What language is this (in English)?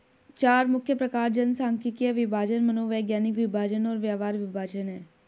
Hindi